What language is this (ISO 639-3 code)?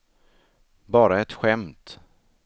swe